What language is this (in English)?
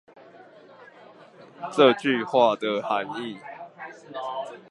Chinese